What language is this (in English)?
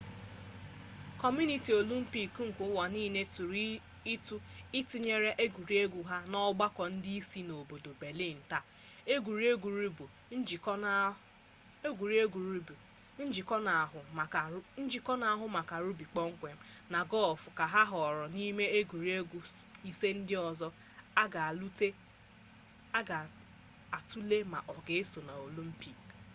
Igbo